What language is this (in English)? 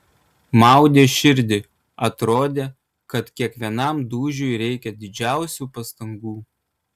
Lithuanian